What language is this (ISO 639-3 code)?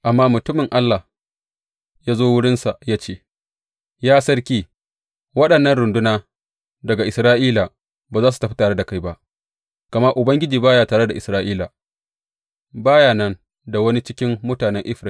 hau